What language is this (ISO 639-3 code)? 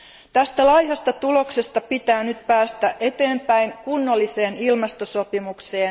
fin